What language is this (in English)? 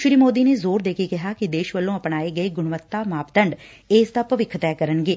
Punjabi